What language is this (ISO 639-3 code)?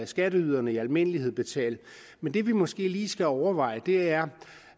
dan